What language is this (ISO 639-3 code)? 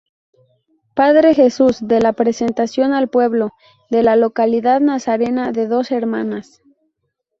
spa